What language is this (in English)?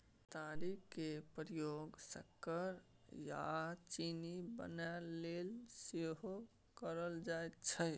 Maithili